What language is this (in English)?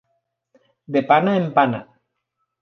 Catalan